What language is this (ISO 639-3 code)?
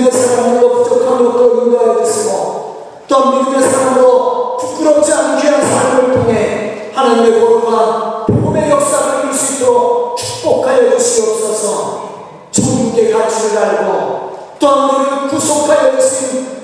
kor